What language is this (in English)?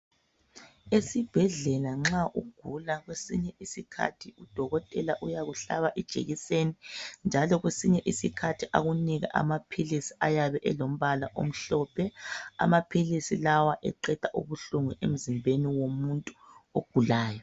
North Ndebele